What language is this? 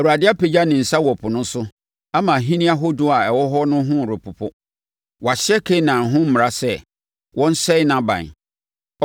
Akan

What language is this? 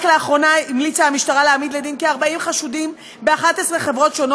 Hebrew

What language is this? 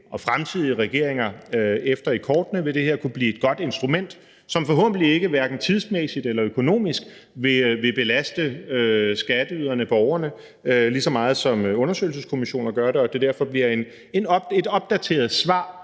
Danish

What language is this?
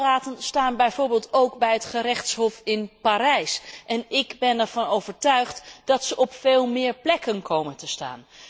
Dutch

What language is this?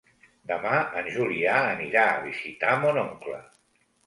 Catalan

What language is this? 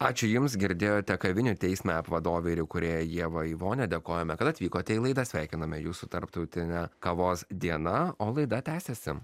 Lithuanian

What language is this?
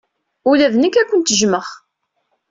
Kabyle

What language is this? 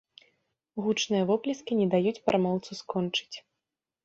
Belarusian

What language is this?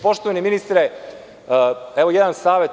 Serbian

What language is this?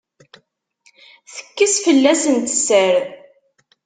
Kabyle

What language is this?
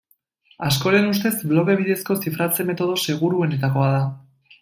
Basque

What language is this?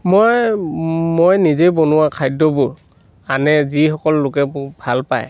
Assamese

